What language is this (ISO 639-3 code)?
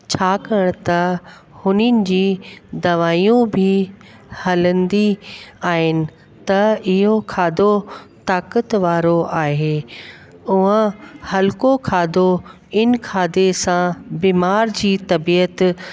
snd